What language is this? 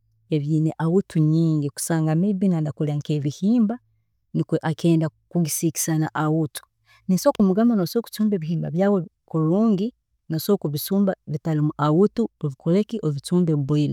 Tooro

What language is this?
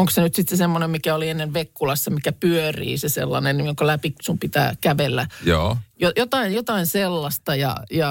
Finnish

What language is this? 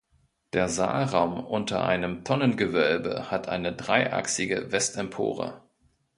German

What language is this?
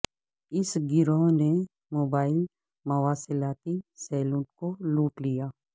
Urdu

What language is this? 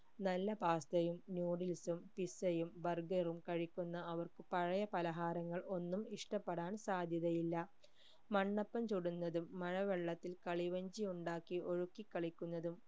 Malayalam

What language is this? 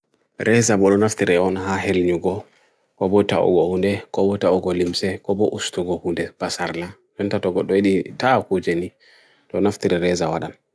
Bagirmi Fulfulde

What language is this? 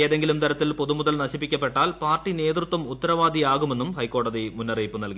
Malayalam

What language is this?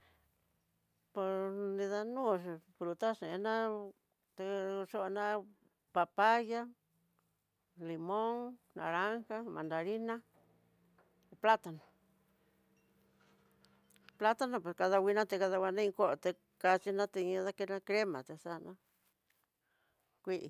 Tidaá Mixtec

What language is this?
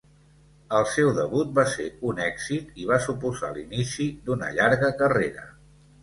Catalan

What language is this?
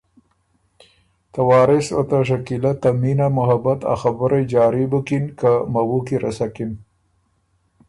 Ormuri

